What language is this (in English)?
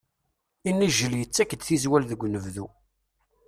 Kabyle